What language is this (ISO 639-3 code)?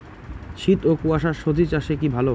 ben